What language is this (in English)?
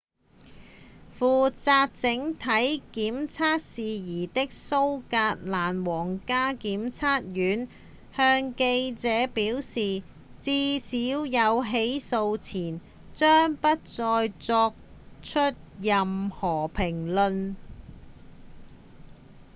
Cantonese